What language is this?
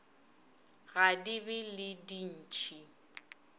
Northern Sotho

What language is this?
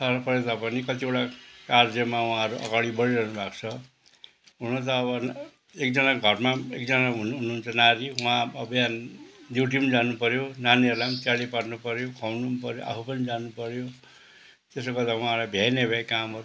Nepali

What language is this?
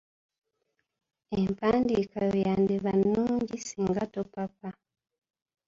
Ganda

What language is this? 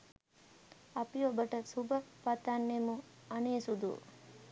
Sinhala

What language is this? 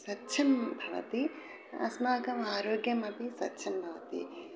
Sanskrit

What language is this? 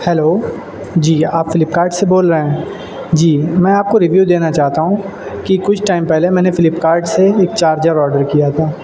Urdu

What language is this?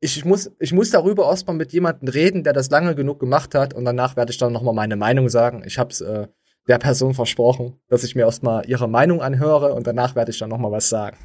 German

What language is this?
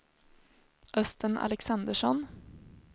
Swedish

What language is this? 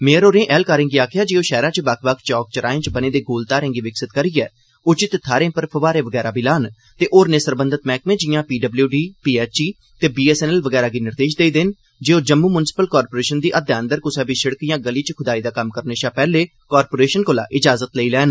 Dogri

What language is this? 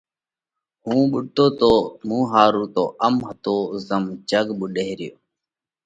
Parkari Koli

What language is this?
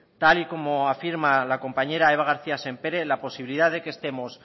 Spanish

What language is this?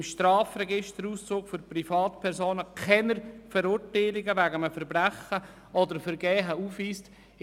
Swiss German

